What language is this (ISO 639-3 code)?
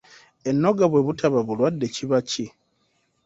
lug